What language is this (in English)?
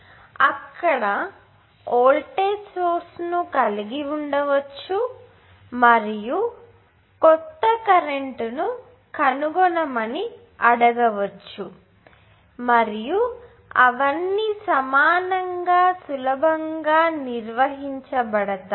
Telugu